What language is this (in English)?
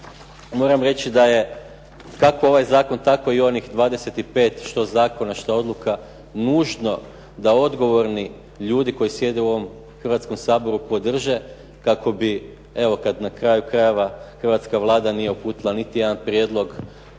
Croatian